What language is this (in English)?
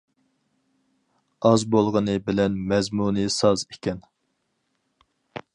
Uyghur